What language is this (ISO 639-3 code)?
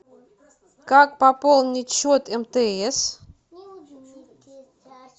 rus